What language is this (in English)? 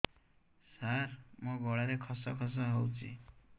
Odia